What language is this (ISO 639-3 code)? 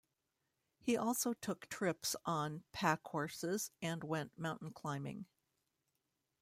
eng